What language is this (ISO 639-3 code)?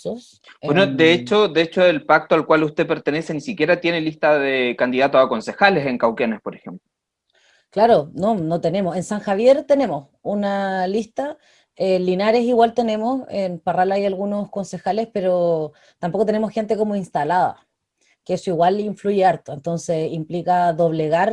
spa